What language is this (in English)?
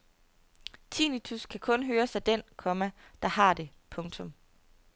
Danish